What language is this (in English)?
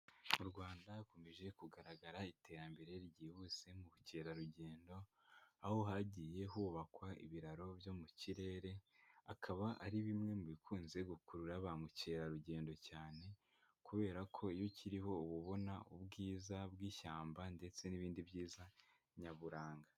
Kinyarwanda